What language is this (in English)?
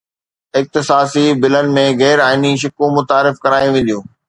Sindhi